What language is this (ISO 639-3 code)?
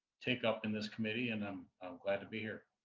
eng